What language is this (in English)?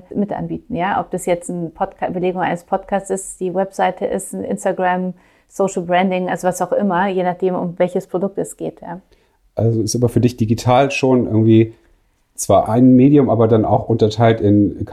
German